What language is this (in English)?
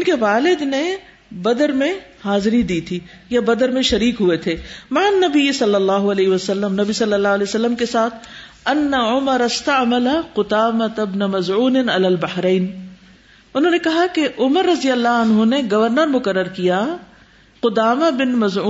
Urdu